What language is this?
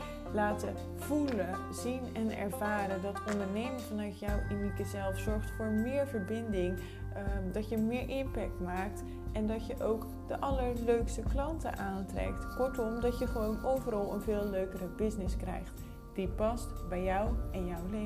Dutch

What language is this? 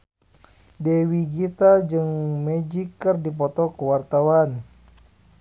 Sundanese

